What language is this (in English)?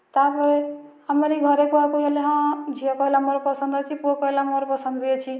Odia